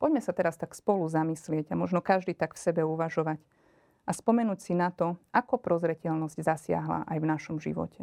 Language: Slovak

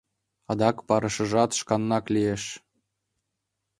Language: Mari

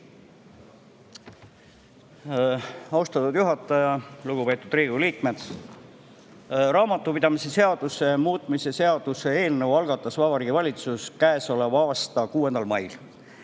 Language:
Estonian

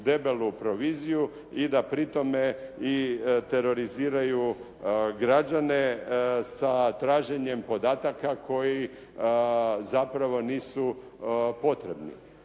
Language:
Croatian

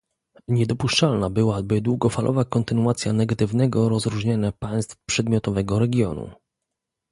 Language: Polish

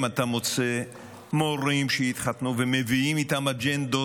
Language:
Hebrew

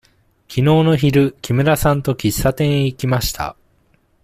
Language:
Japanese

